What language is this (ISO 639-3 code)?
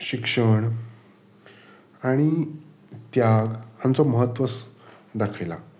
kok